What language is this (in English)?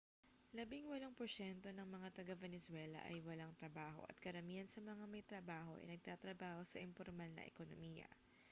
Filipino